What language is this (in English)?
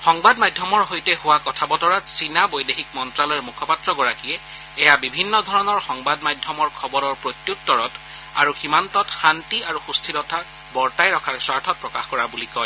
Assamese